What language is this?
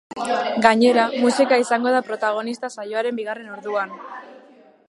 Basque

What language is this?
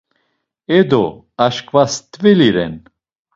Laz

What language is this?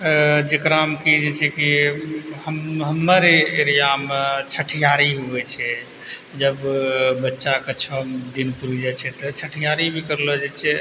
Maithili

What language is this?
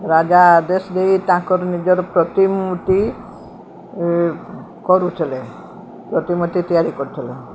Odia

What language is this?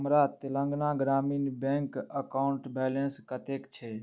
Maithili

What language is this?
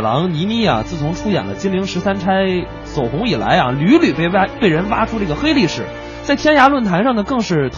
Chinese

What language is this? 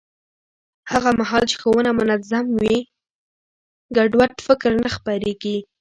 Pashto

